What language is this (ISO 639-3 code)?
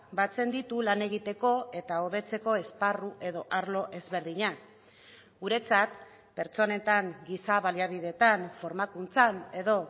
eus